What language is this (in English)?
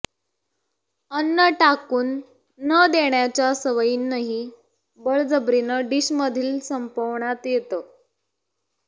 Marathi